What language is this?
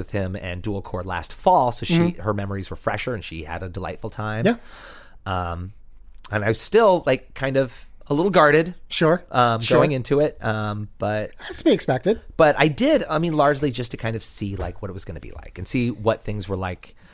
English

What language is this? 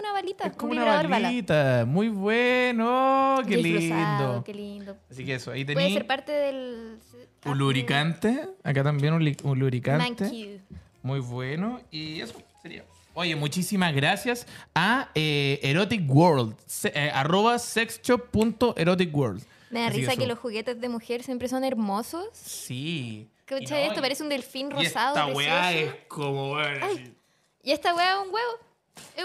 Spanish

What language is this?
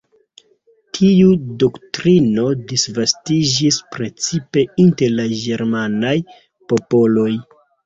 Esperanto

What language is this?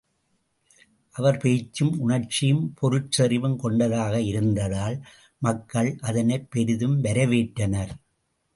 Tamil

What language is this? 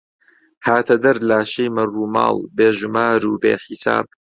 Central Kurdish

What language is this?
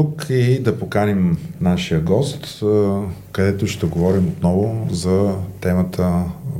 Bulgarian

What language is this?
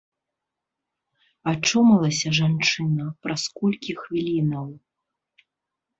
Belarusian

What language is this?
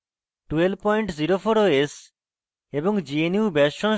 Bangla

